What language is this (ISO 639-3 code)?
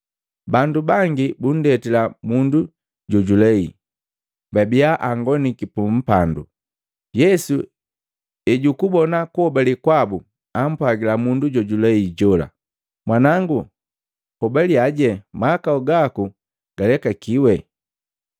mgv